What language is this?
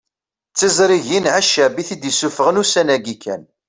Kabyle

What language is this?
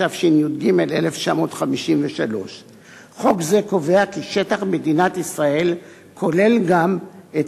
Hebrew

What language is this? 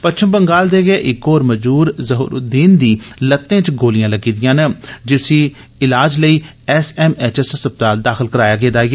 Dogri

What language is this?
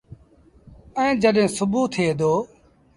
Sindhi Bhil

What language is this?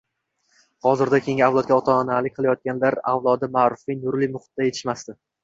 Uzbek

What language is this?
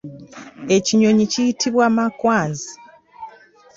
Ganda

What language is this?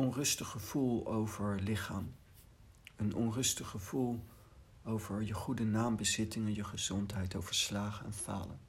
Dutch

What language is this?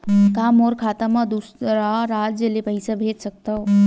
Chhattisgarhi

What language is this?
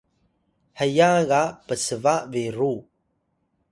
Atayal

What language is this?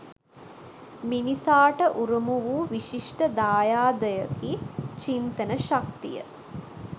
Sinhala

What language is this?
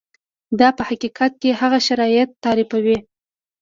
Pashto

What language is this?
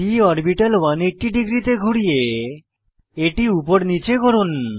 Bangla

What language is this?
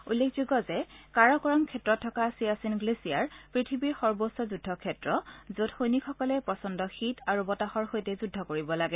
Assamese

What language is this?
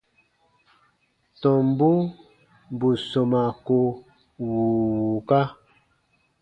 Baatonum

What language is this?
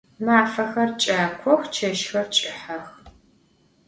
Adyghe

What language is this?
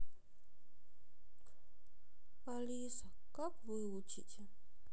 Russian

